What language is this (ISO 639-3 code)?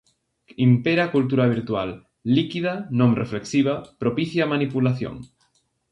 glg